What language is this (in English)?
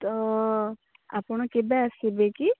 Odia